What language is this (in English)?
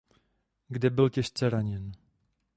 Czech